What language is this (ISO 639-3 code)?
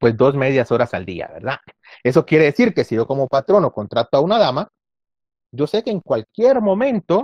spa